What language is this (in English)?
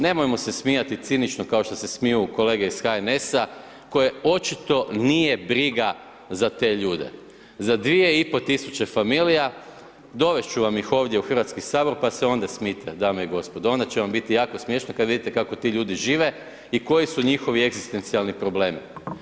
Croatian